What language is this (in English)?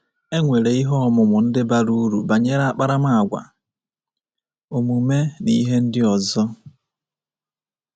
Igbo